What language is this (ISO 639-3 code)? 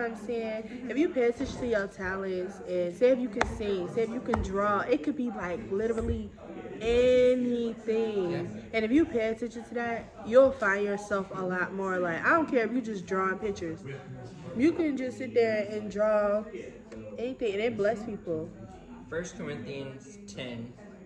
eng